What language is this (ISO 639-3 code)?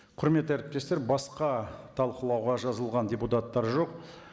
kaz